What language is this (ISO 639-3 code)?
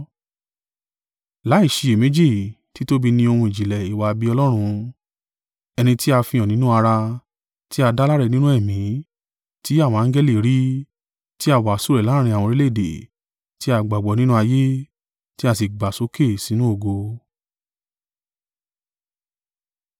yor